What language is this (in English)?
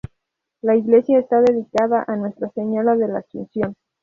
Spanish